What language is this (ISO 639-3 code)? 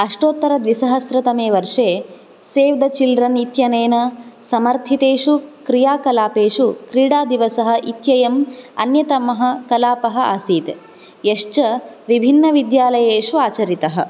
san